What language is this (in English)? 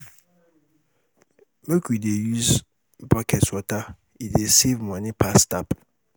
Nigerian Pidgin